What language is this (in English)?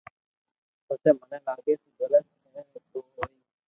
Loarki